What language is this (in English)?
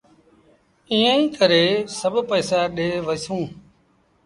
Sindhi Bhil